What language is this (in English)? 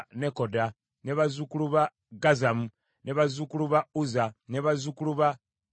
Ganda